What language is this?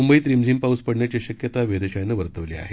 Marathi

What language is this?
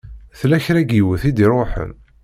Kabyle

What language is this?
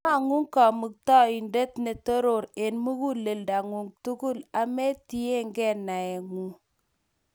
Kalenjin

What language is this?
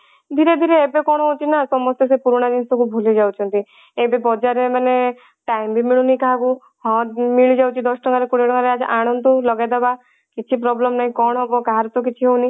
Odia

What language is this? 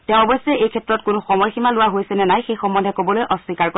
Assamese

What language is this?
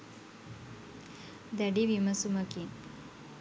Sinhala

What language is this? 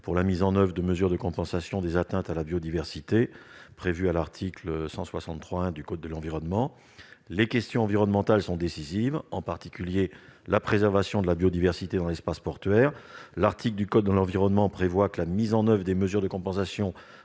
French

